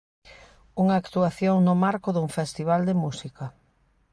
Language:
Galician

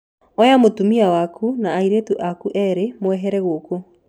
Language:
Kikuyu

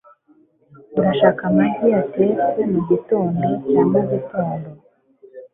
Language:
Kinyarwanda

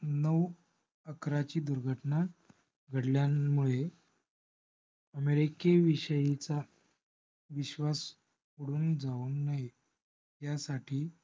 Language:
Marathi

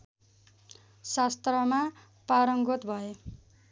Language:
Nepali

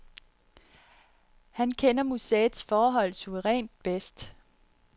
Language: Danish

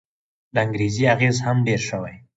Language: Pashto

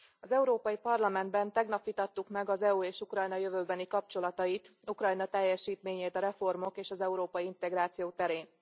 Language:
Hungarian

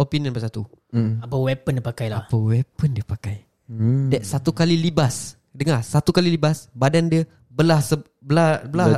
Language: Malay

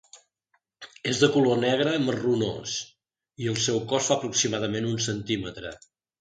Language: Catalan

